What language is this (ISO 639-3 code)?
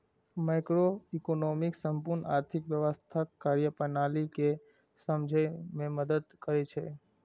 mai